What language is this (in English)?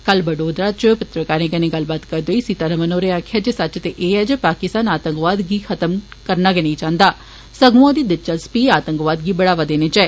Dogri